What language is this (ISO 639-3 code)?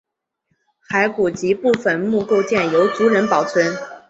zho